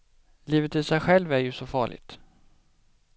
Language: Swedish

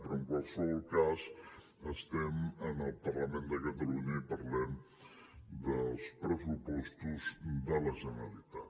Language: Catalan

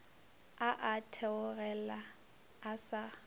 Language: Northern Sotho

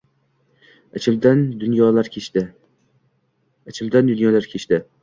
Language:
Uzbek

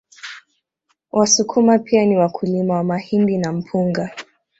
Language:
Swahili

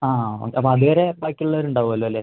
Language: Malayalam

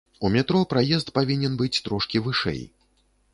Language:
Belarusian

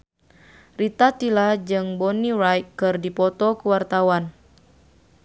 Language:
Sundanese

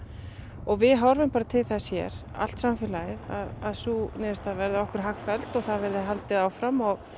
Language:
Icelandic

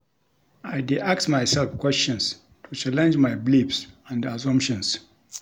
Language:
Nigerian Pidgin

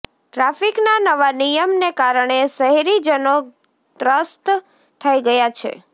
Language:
Gujarati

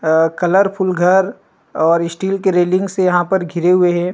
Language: Chhattisgarhi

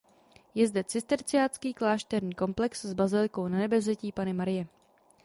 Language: Czech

